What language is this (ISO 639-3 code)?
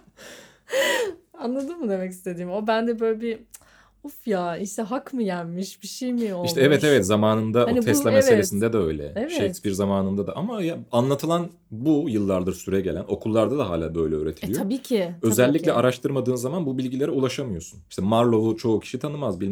tur